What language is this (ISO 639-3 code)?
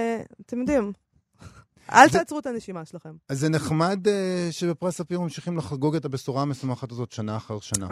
heb